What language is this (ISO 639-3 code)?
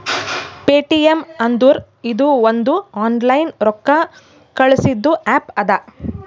kan